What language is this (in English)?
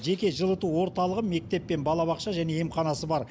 Kazakh